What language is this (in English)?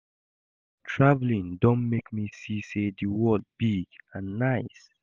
Nigerian Pidgin